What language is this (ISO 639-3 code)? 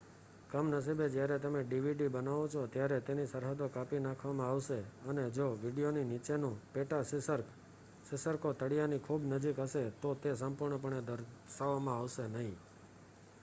guj